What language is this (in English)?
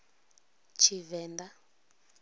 Venda